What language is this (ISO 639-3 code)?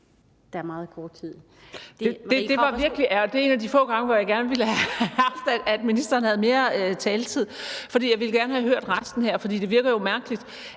dan